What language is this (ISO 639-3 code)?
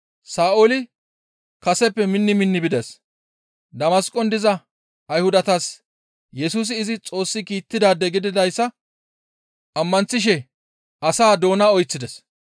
gmv